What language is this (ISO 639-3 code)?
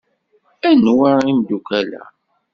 kab